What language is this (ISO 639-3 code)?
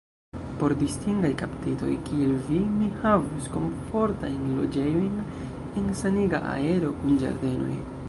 epo